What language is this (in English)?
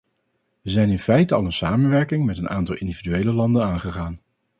Dutch